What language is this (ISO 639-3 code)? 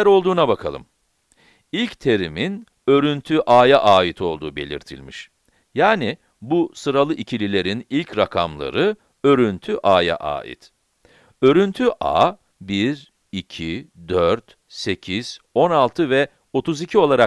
tur